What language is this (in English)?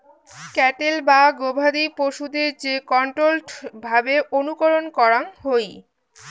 Bangla